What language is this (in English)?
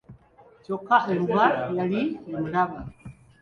Ganda